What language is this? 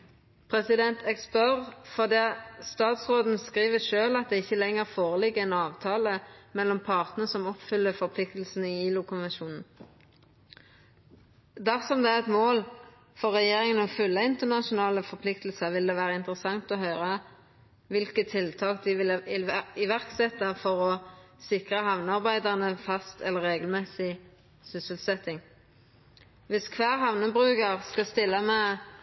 Norwegian Nynorsk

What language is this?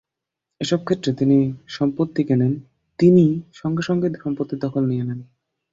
Bangla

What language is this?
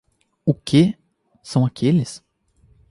Portuguese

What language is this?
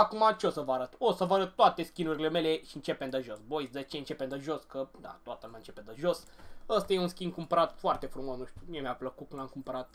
Romanian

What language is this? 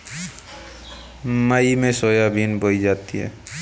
Hindi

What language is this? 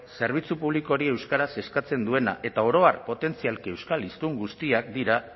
Basque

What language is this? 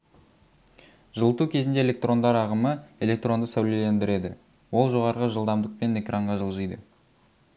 Kazakh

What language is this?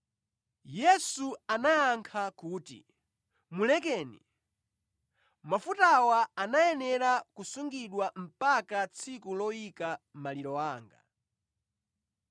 Nyanja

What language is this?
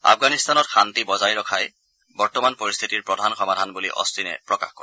Assamese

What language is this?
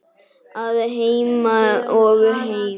Icelandic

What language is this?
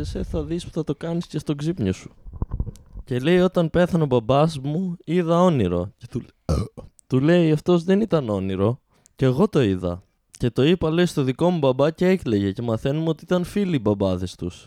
Greek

